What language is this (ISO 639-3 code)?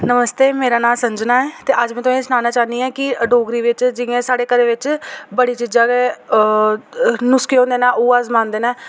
doi